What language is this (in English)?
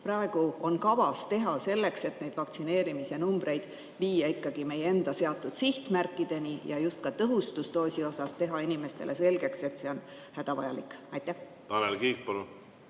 Estonian